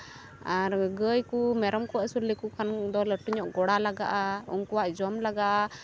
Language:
Santali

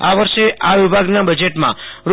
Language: Gujarati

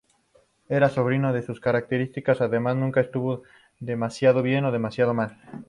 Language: Spanish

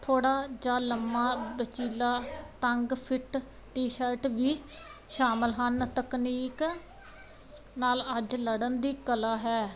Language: Punjabi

